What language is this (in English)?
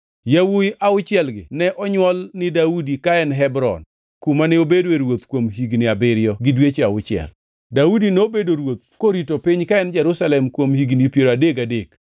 Luo (Kenya and Tanzania)